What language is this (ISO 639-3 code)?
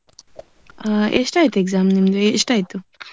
kan